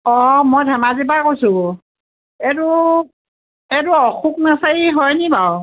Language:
Assamese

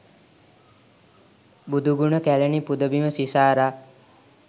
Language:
Sinhala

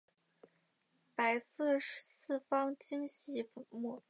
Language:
Chinese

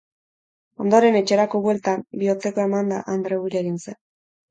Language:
Basque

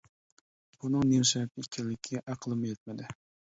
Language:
Uyghur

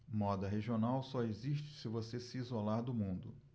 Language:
Portuguese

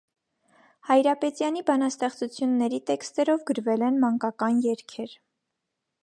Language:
Armenian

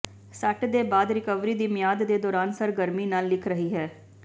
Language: Punjabi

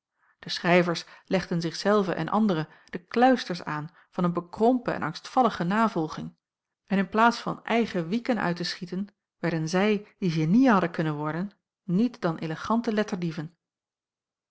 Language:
Dutch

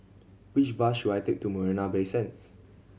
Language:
English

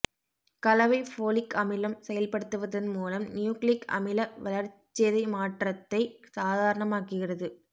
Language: Tamil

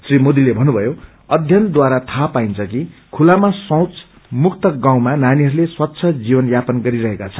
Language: Nepali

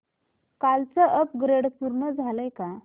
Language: Marathi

